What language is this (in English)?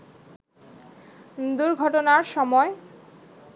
Bangla